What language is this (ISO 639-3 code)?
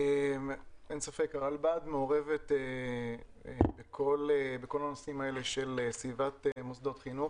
heb